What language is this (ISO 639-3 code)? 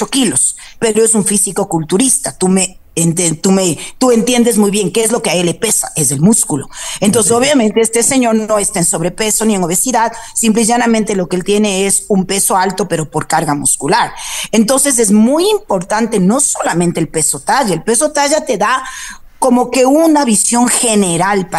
spa